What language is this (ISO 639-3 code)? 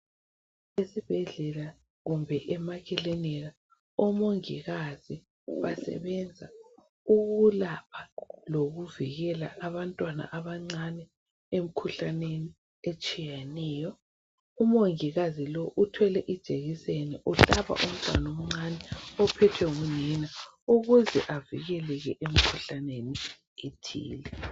nde